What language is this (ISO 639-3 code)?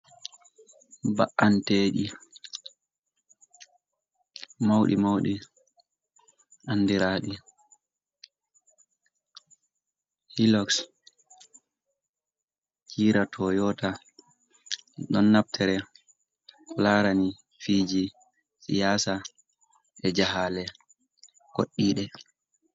ful